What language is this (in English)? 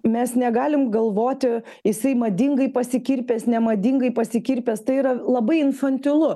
Lithuanian